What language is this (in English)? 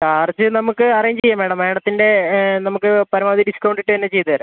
Malayalam